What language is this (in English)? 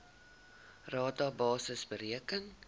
Afrikaans